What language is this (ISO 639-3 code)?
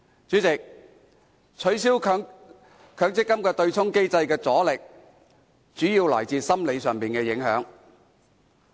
yue